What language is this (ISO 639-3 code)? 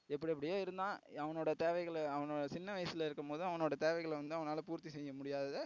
tam